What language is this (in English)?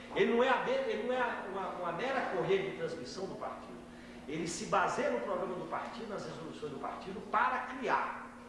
Portuguese